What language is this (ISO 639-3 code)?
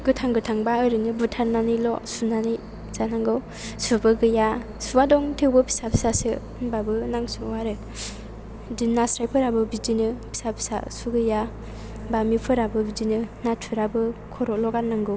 brx